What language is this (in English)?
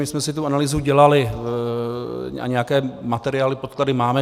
Czech